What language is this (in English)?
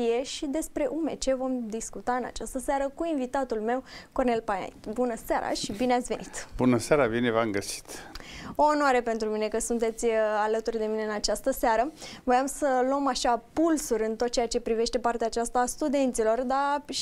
Romanian